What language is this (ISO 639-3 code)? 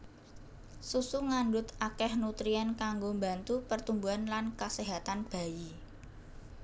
jav